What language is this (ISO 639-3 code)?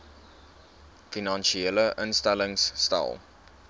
afr